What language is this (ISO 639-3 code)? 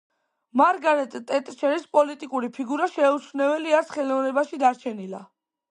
kat